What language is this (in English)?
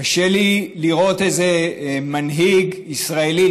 Hebrew